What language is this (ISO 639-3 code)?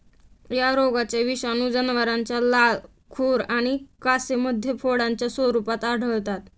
mar